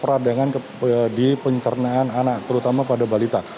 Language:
Indonesian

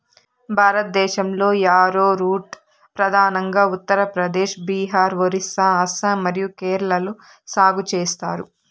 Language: Telugu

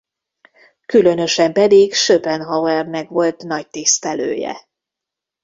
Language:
Hungarian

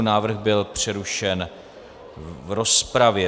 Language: Czech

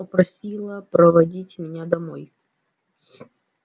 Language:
Russian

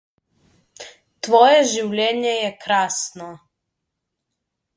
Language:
Slovenian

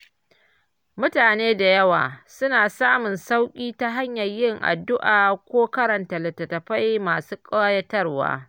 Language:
Hausa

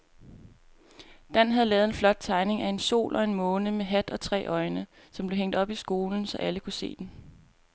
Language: Danish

